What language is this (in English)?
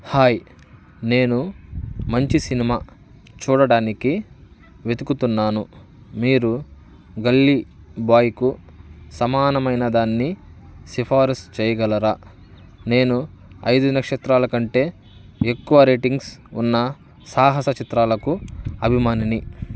Telugu